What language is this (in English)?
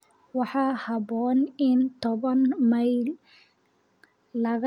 Somali